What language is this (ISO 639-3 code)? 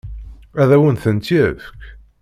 kab